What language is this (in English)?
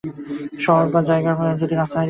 Bangla